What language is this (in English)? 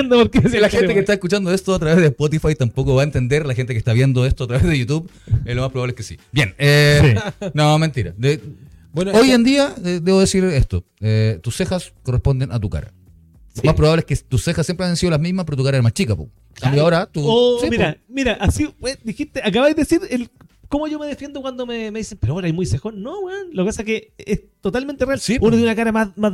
Spanish